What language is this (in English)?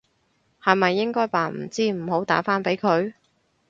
Cantonese